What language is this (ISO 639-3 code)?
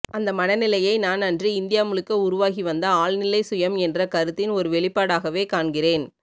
tam